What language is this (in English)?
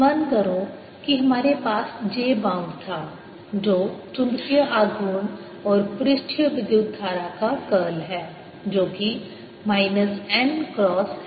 Hindi